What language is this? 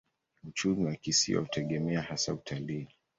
Swahili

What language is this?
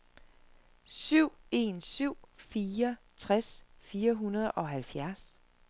Danish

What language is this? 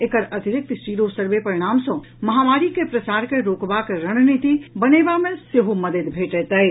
Maithili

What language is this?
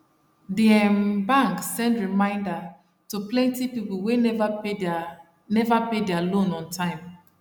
Nigerian Pidgin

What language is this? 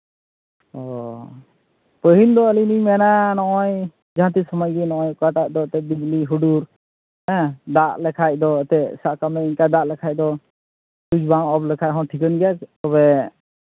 Santali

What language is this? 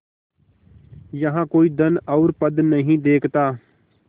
Hindi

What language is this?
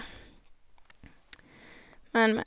Norwegian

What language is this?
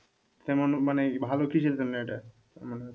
Bangla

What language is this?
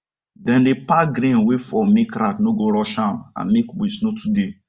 Nigerian Pidgin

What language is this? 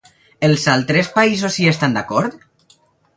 Catalan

